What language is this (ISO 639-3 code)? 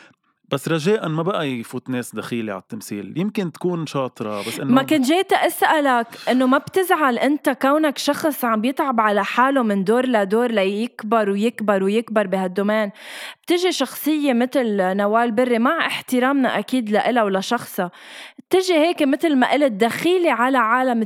ara